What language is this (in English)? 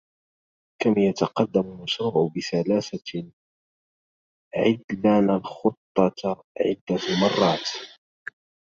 Arabic